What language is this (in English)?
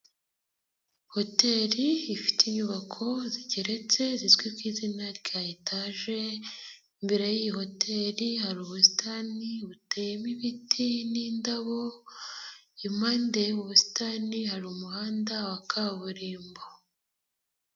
Kinyarwanda